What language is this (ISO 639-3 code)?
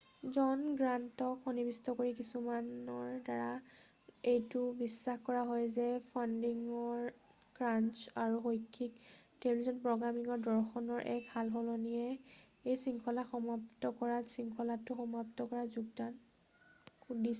asm